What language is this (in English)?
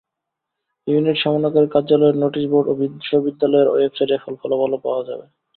Bangla